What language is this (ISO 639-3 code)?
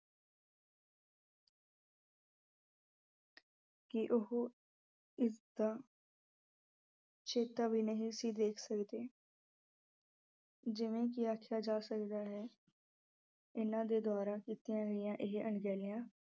pan